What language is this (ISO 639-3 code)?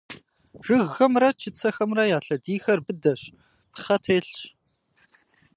kbd